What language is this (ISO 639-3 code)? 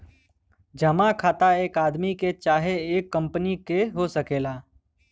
bho